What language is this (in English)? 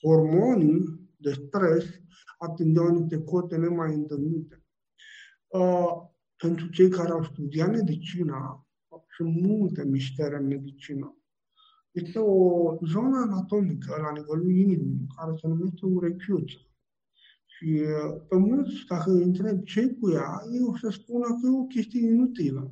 Romanian